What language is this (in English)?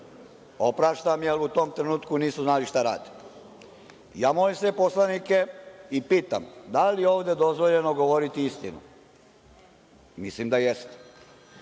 Serbian